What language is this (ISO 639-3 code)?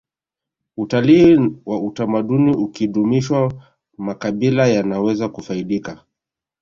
swa